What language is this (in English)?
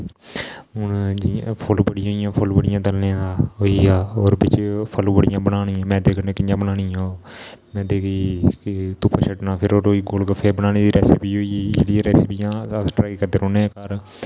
Dogri